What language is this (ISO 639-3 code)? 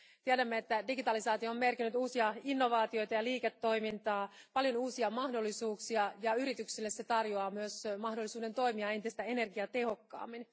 fin